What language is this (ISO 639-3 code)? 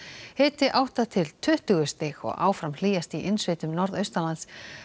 isl